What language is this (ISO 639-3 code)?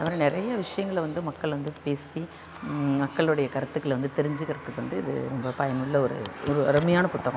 tam